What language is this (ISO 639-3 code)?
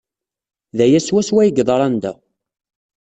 kab